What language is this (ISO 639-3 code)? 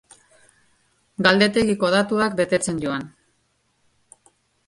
eus